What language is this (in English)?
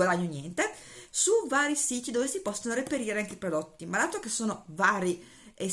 Italian